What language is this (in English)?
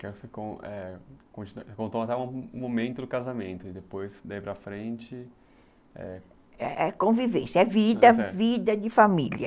Portuguese